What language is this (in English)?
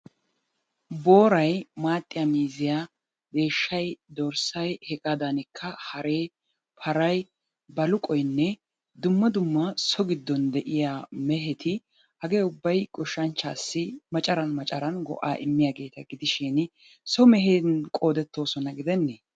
Wolaytta